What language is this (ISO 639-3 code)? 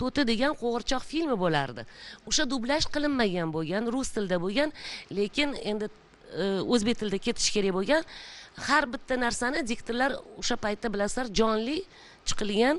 tur